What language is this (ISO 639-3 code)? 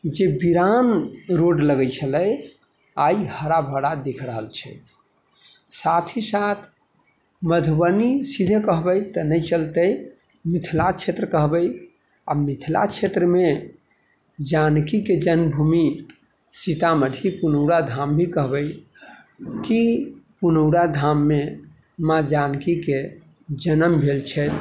mai